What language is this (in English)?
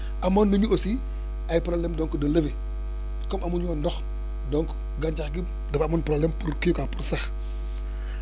Wolof